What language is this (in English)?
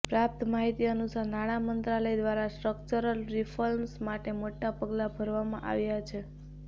Gujarati